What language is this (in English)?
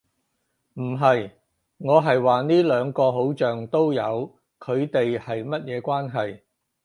Cantonese